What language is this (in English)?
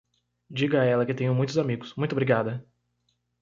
Portuguese